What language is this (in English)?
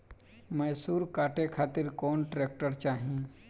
Bhojpuri